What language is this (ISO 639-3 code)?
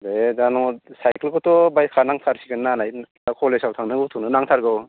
brx